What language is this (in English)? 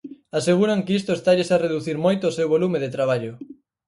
Galician